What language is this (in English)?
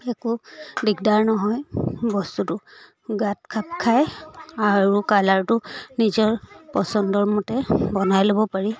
Assamese